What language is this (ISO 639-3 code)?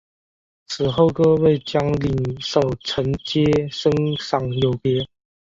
zho